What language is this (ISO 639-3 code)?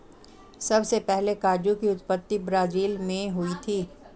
hin